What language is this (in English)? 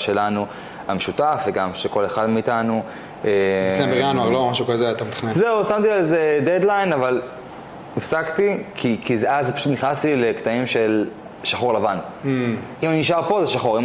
Hebrew